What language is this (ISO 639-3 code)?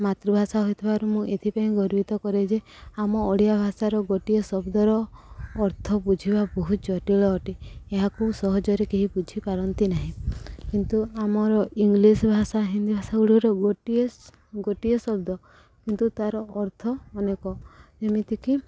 ori